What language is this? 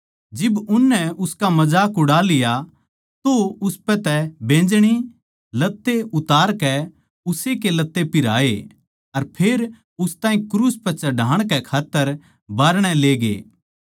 Haryanvi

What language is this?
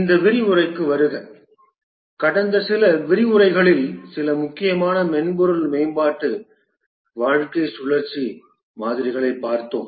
Tamil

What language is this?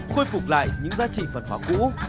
Vietnamese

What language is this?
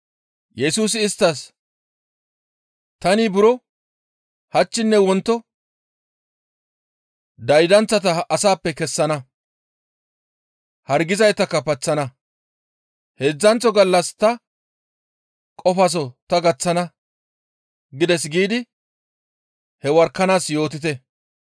Gamo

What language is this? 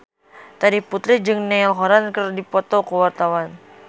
Sundanese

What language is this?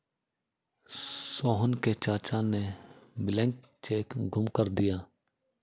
Hindi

